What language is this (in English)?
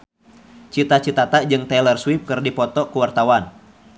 Sundanese